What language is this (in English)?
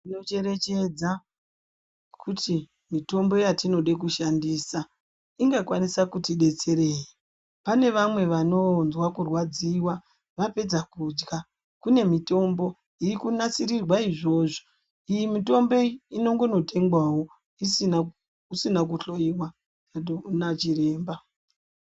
Ndau